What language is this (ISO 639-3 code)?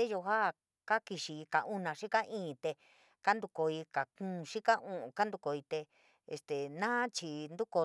mig